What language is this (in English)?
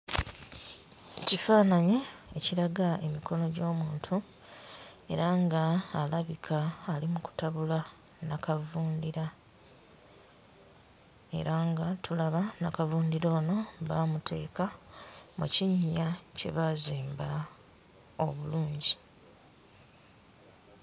Ganda